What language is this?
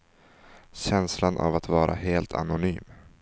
Swedish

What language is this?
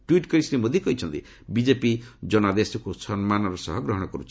Odia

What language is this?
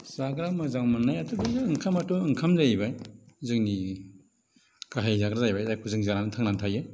Bodo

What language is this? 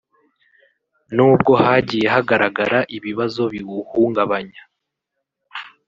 Kinyarwanda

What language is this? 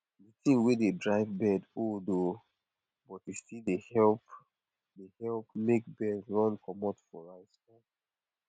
Nigerian Pidgin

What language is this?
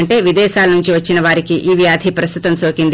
Telugu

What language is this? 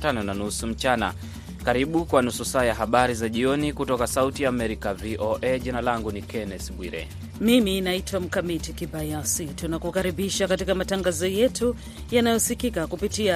Swahili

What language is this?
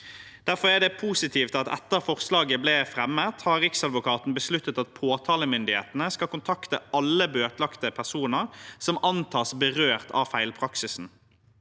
Norwegian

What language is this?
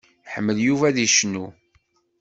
Kabyle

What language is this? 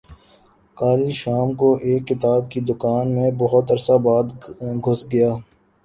Urdu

